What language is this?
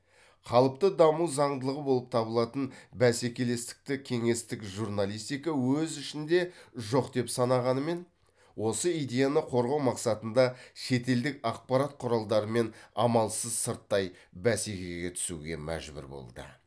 Kazakh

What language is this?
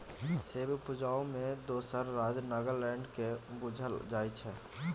Maithili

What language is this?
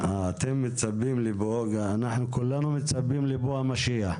Hebrew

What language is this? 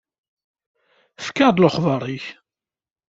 Kabyle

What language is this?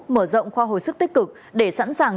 Vietnamese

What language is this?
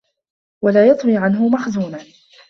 Arabic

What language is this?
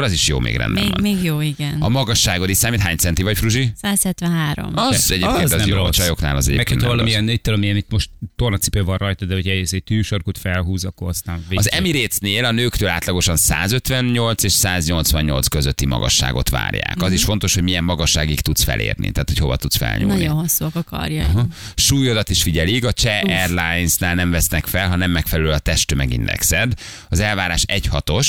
Hungarian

